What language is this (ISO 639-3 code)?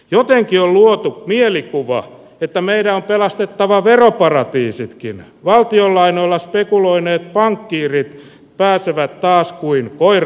fin